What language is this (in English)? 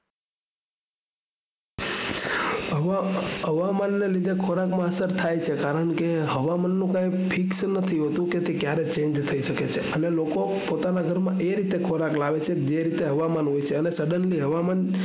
Gujarati